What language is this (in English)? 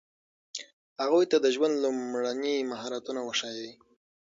Pashto